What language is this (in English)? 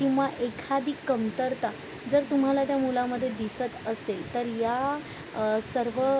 Marathi